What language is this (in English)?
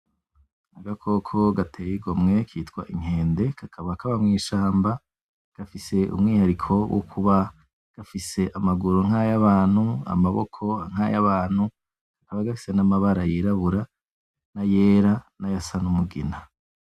Rundi